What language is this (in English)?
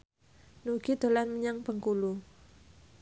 Javanese